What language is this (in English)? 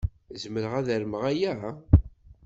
Kabyle